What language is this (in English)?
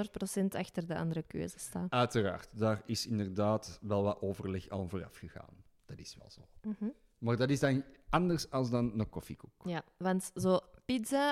Dutch